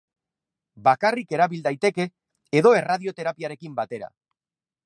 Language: Basque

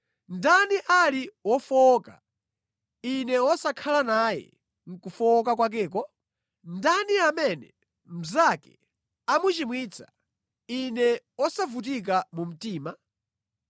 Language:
Nyanja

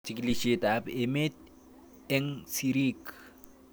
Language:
Kalenjin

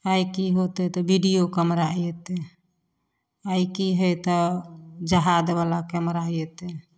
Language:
Maithili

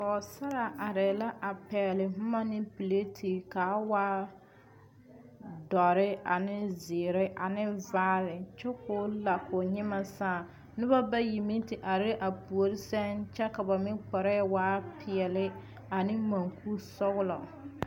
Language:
Southern Dagaare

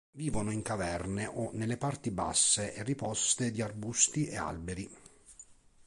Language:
Italian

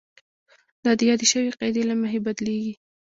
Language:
Pashto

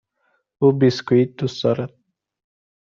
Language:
Persian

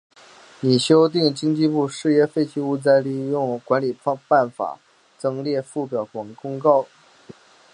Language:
Chinese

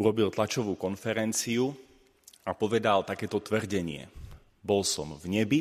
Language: Slovak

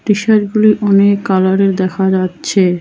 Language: Bangla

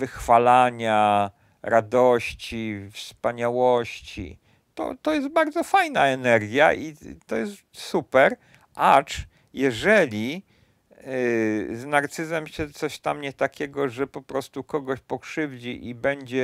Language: Polish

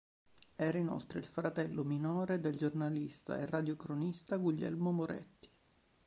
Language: Italian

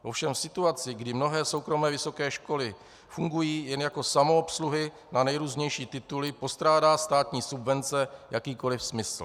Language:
Czech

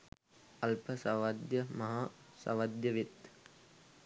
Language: Sinhala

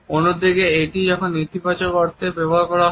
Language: Bangla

